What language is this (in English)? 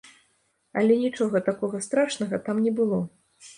Belarusian